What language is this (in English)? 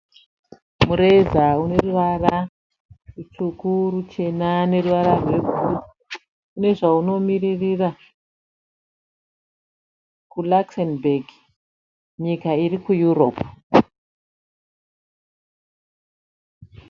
Shona